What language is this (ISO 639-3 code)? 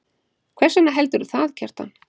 isl